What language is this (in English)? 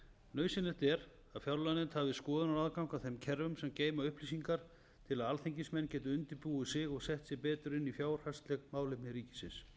Icelandic